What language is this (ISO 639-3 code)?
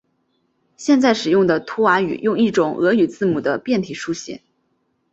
zho